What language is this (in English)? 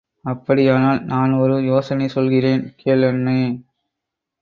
Tamil